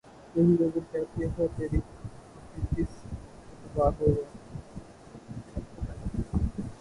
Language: Urdu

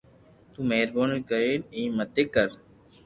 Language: Loarki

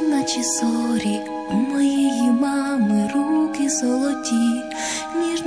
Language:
Ukrainian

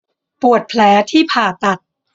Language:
Thai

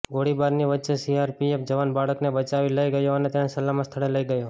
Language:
Gujarati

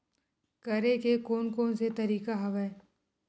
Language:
Chhattisgarhi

